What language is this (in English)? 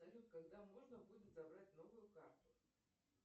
Russian